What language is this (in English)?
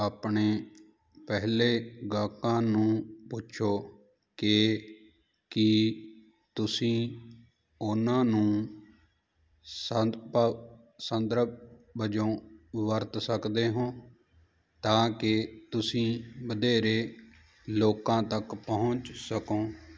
Punjabi